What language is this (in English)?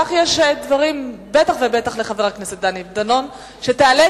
Hebrew